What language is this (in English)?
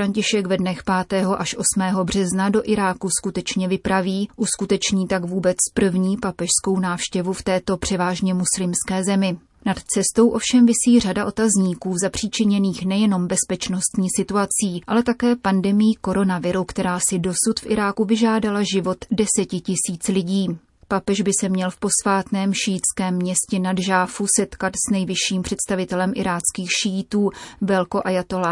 Czech